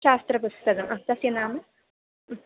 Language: Sanskrit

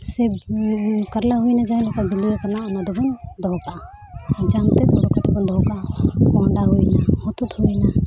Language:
Santali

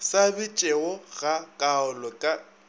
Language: Northern Sotho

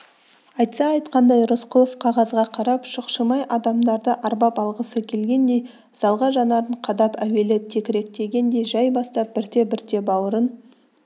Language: Kazakh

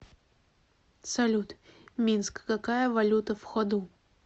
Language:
Russian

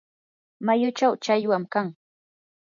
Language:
Yanahuanca Pasco Quechua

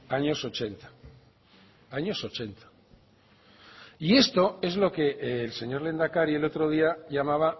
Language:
Spanish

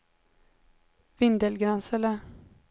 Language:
Swedish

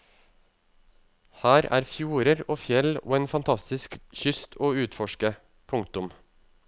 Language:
Norwegian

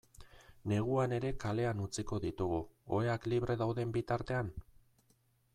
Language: Basque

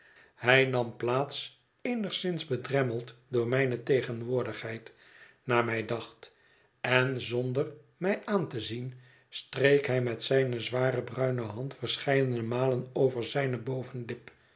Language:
Dutch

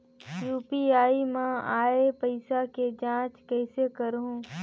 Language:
Chhattisgarhi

